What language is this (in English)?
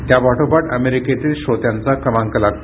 Marathi